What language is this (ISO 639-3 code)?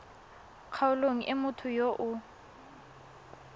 tsn